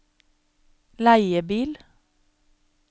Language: Norwegian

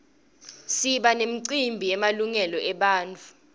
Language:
Swati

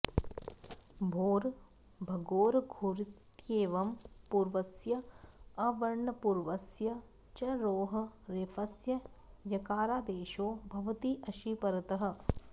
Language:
Sanskrit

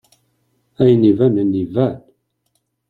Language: Kabyle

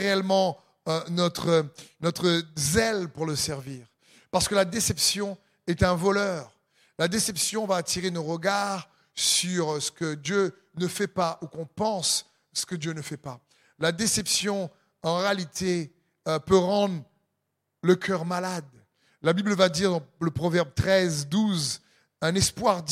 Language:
French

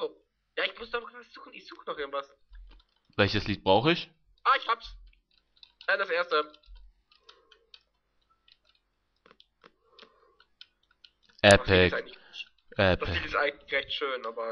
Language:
German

